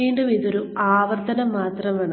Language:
Malayalam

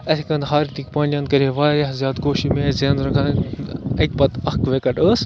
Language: Kashmiri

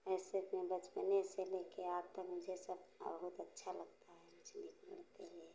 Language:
Hindi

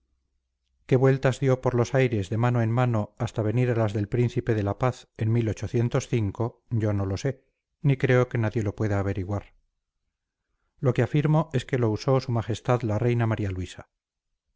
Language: Spanish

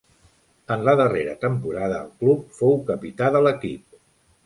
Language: Catalan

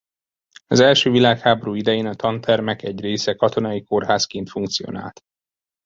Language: Hungarian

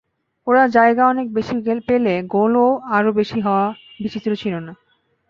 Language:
Bangla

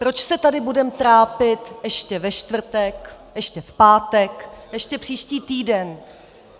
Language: Czech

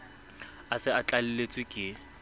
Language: Southern Sotho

